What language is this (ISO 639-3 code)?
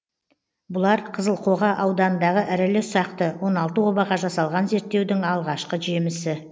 kaz